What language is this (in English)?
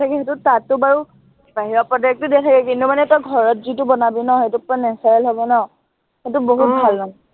Assamese